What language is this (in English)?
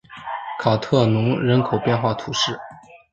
Chinese